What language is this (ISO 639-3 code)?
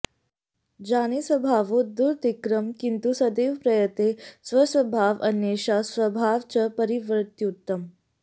san